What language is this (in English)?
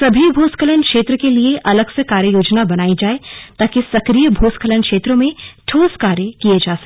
Hindi